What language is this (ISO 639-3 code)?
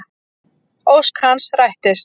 isl